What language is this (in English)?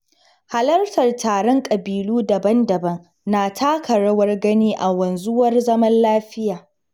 Hausa